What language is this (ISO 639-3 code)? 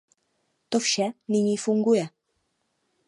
ces